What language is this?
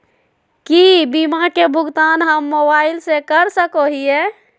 Magahi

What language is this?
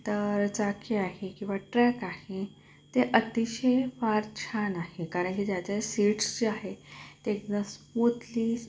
Marathi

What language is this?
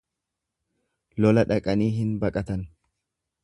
Oromo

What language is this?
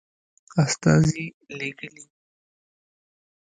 Pashto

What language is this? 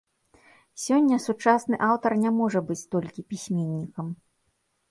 Belarusian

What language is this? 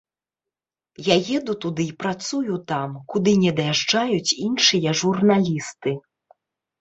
Belarusian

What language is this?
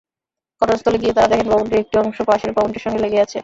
Bangla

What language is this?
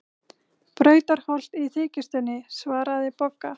Icelandic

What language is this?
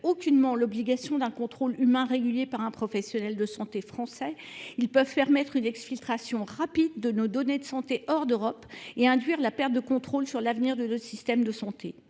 French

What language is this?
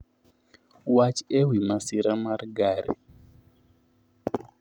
Luo (Kenya and Tanzania)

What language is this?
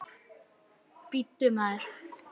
Icelandic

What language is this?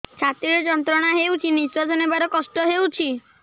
Odia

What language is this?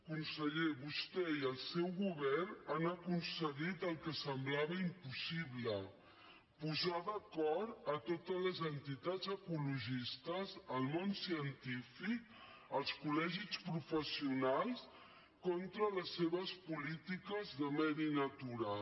Catalan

